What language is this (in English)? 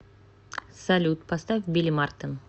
Russian